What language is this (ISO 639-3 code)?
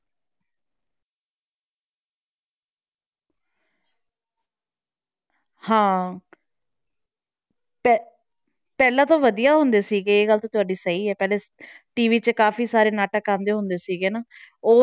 pan